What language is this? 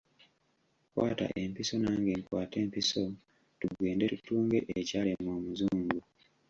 Ganda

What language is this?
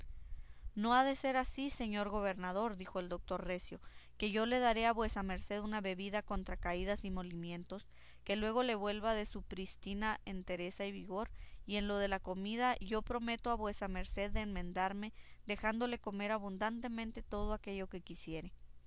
Spanish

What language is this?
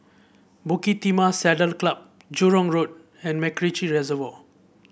English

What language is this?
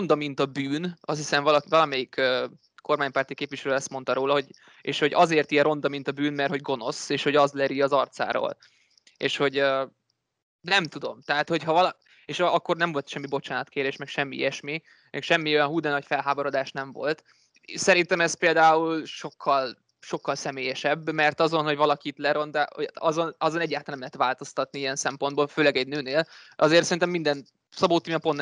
Hungarian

